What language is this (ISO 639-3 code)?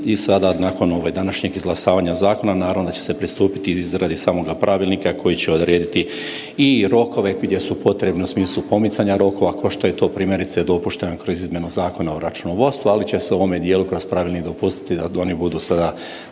hrv